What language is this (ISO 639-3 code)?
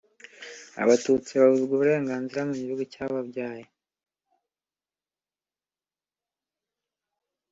kin